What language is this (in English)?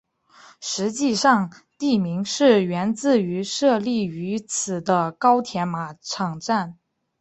Chinese